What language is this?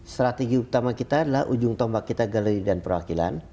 Indonesian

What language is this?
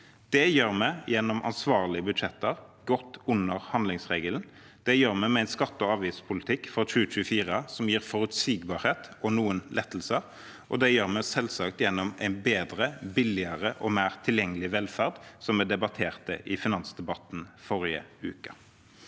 Norwegian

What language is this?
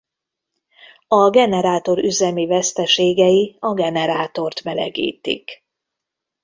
Hungarian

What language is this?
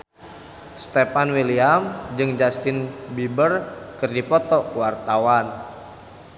Sundanese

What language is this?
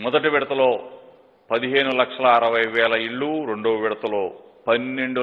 Telugu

